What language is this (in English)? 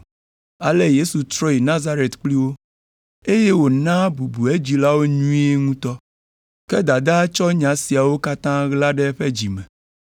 Ewe